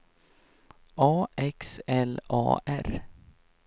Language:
Swedish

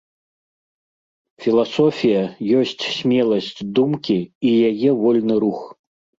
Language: Belarusian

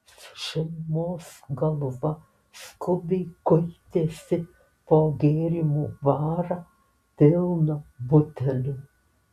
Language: Lithuanian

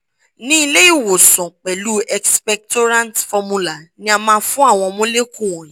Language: Yoruba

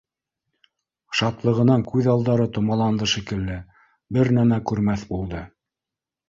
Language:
Bashkir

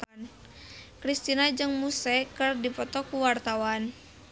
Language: Sundanese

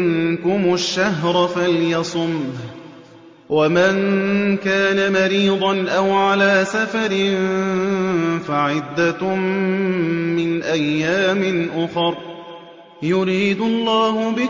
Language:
Arabic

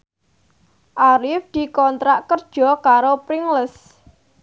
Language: Javanese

